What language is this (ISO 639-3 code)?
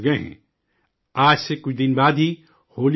urd